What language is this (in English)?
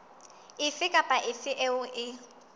Southern Sotho